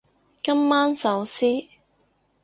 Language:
Cantonese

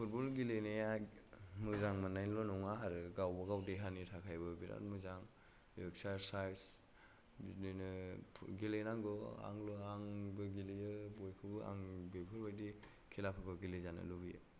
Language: Bodo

